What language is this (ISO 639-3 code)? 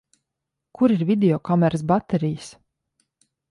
lav